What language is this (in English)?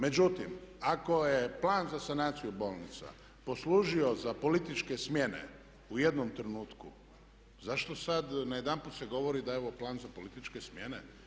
Croatian